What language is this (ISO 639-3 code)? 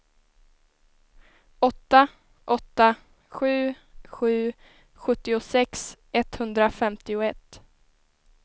swe